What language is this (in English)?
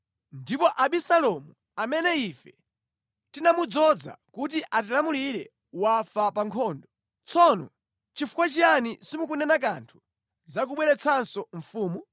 Nyanja